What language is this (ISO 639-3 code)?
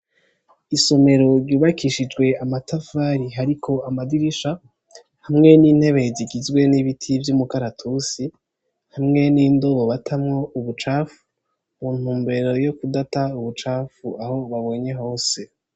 run